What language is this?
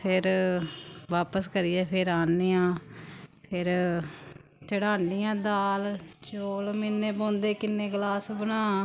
Dogri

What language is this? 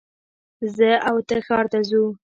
Pashto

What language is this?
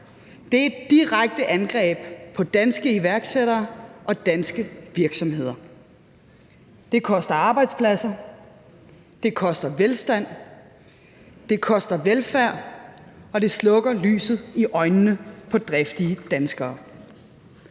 Danish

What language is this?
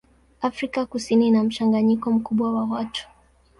Swahili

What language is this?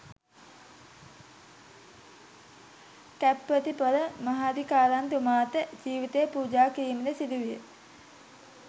Sinhala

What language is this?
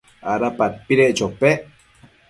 Matsés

